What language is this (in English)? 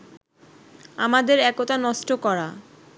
Bangla